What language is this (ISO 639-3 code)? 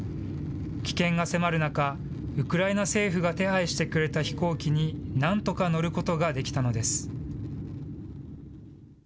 jpn